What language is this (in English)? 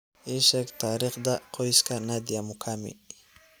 Somali